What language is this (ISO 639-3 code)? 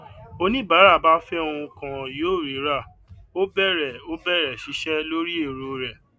yor